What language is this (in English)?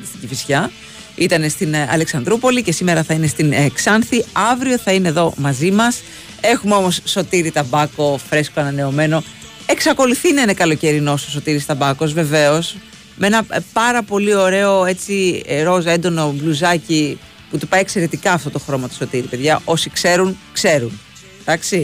Greek